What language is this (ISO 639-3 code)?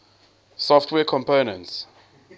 eng